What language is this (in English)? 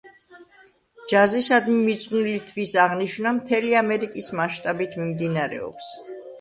Georgian